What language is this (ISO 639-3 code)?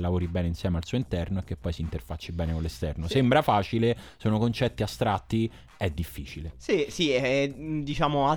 ita